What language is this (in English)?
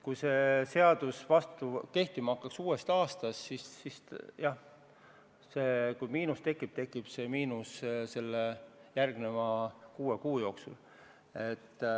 Estonian